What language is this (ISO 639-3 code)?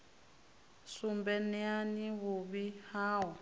ven